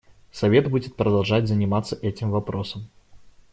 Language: Russian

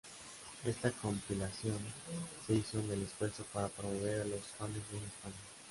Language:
Spanish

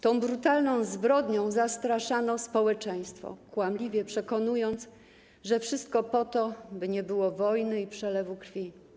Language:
Polish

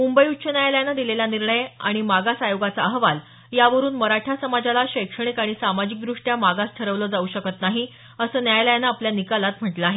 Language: Marathi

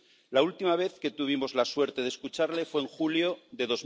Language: Spanish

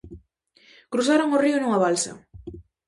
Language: Galician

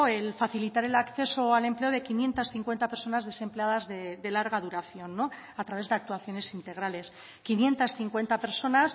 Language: Spanish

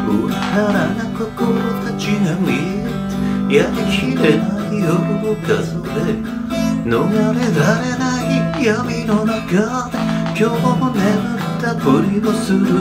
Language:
Japanese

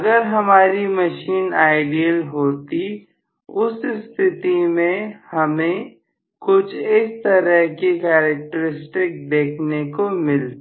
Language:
Hindi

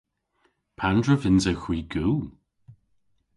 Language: Cornish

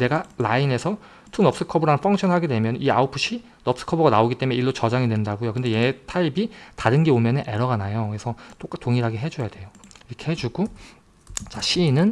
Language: Korean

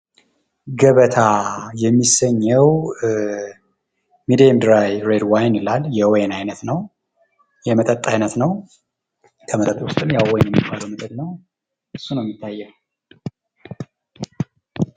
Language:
Amharic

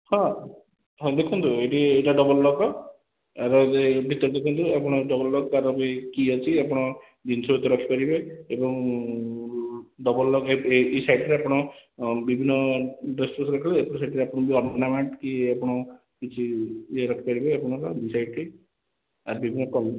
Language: Odia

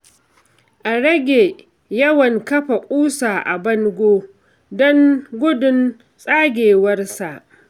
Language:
Hausa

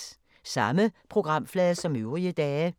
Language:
Danish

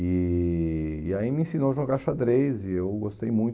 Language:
Portuguese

